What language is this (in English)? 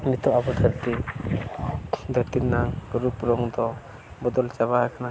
Santali